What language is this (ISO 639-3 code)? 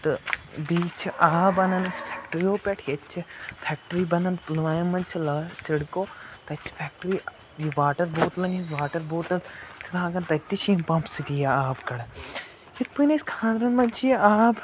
kas